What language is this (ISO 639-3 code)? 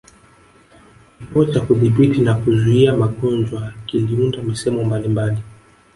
swa